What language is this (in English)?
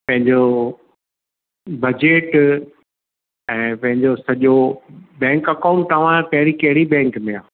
Sindhi